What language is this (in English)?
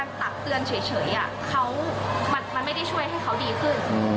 Thai